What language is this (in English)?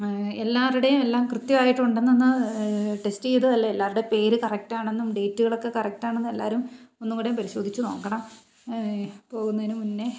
Malayalam